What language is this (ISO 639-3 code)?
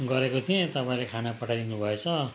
nep